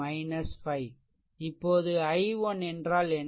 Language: Tamil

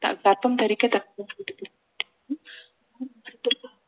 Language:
Tamil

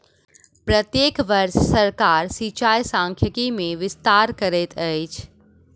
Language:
Maithili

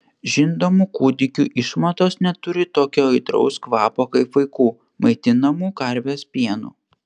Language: Lithuanian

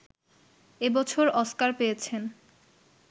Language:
Bangla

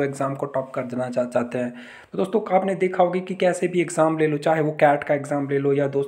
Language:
Hindi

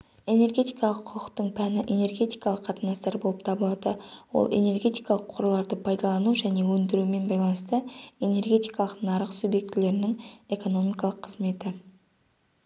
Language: Kazakh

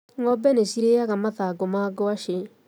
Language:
Kikuyu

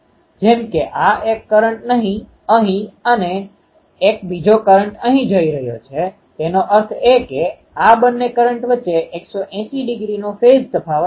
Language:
Gujarati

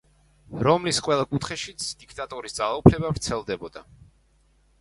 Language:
Georgian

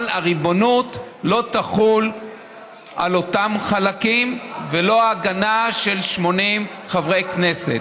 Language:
Hebrew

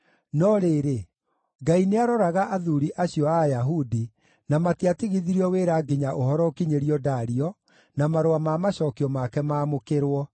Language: Kikuyu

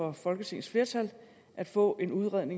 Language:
Danish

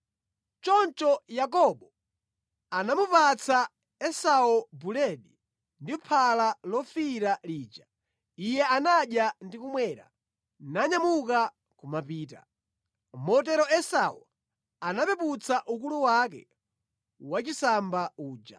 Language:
Nyanja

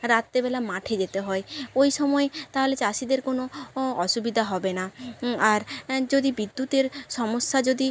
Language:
Bangla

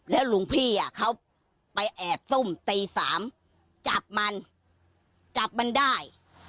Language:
Thai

